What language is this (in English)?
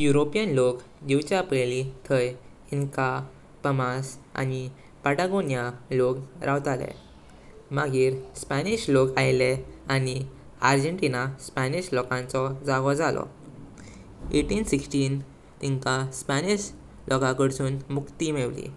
Konkani